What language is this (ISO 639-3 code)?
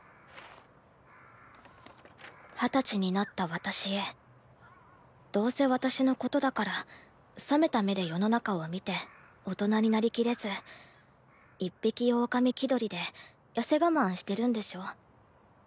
jpn